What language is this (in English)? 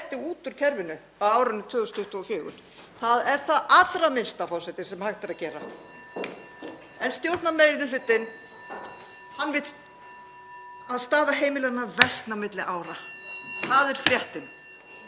Icelandic